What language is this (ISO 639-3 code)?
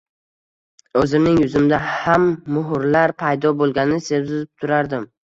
uzb